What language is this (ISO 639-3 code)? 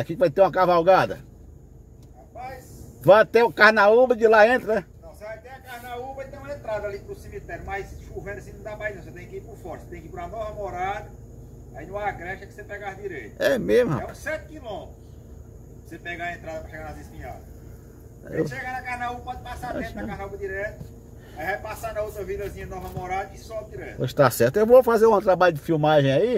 por